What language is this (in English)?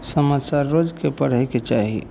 Maithili